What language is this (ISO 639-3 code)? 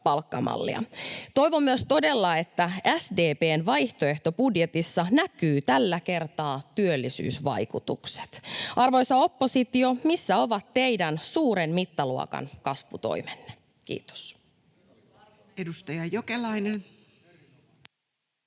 fin